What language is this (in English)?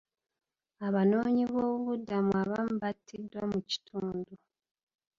Ganda